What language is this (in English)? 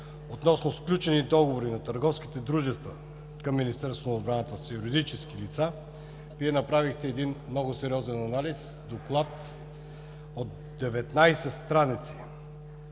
Bulgarian